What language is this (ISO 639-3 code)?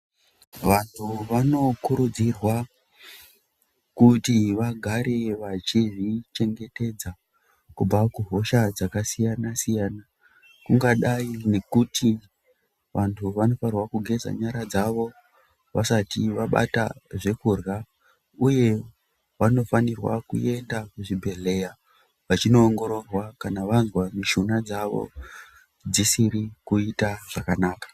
ndc